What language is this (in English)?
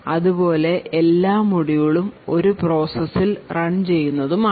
Malayalam